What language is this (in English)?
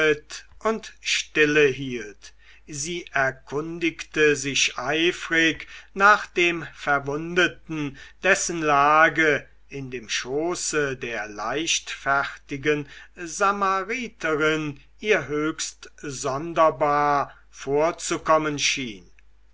German